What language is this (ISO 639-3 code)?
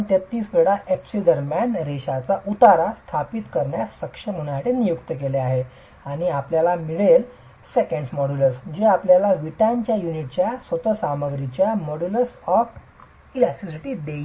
mar